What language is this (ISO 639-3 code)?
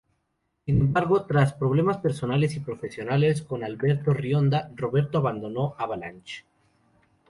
spa